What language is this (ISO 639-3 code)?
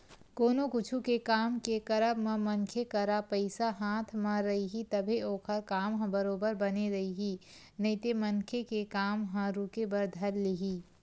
hne